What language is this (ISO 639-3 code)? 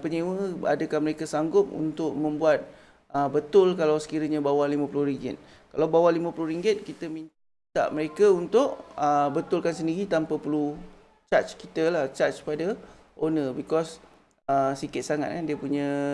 msa